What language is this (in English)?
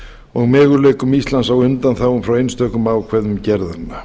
Icelandic